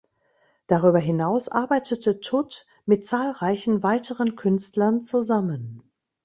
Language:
German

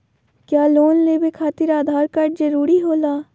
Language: Magahi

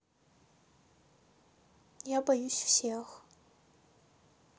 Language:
Russian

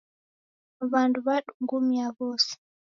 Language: Taita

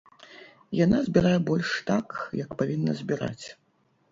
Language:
Belarusian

